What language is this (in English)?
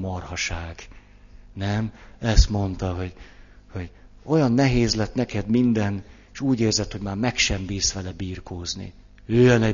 Hungarian